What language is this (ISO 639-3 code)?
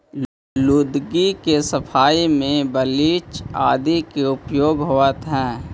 mag